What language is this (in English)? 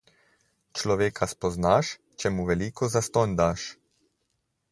Slovenian